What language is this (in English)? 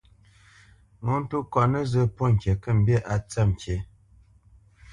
Bamenyam